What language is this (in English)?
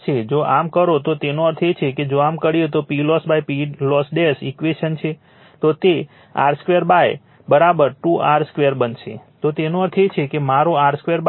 Gujarati